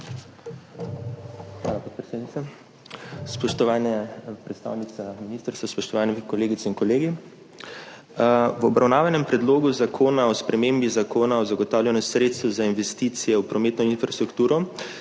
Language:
Slovenian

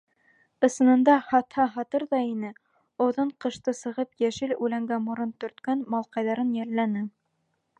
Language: Bashkir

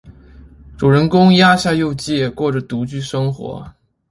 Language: Chinese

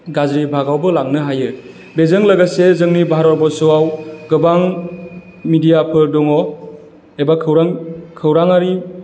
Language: Bodo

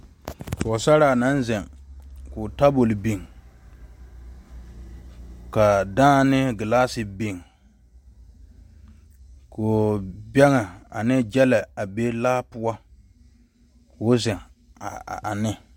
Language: Southern Dagaare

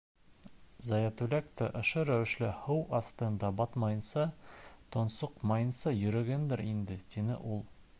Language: Bashkir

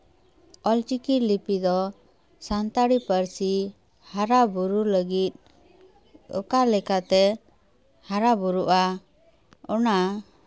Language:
Santali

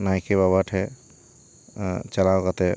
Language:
Santali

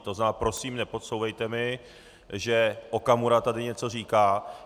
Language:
Czech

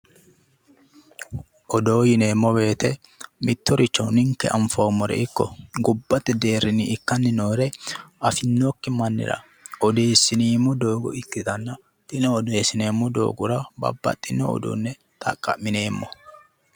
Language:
Sidamo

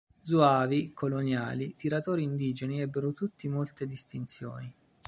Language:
Italian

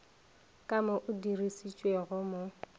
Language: Northern Sotho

